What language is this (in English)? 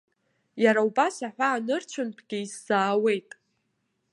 Abkhazian